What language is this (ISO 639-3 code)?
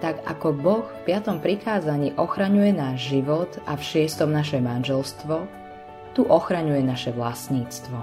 slk